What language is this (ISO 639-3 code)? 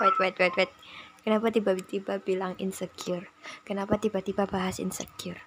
ind